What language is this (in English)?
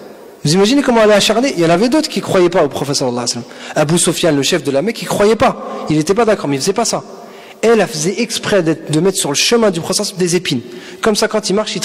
French